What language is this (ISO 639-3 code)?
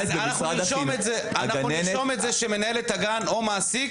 heb